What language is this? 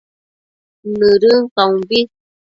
Matsés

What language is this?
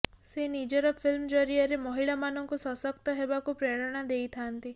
Odia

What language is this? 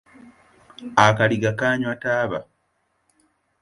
Ganda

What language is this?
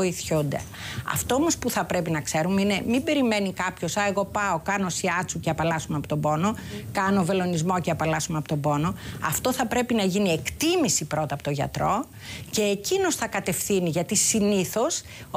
Greek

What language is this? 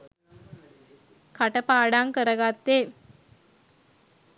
Sinhala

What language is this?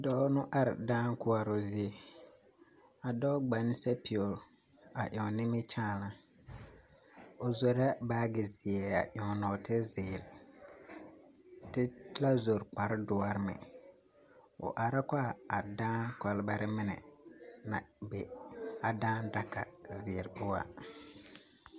Southern Dagaare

